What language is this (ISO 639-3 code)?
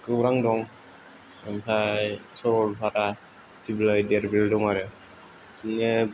brx